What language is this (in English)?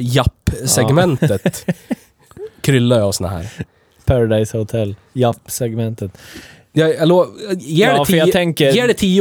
Swedish